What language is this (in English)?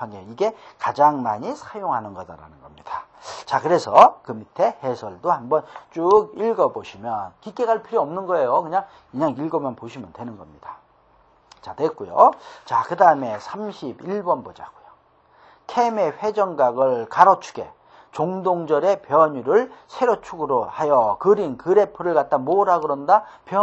Korean